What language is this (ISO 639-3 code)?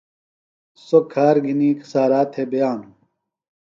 phl